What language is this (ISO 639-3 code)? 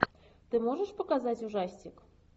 rus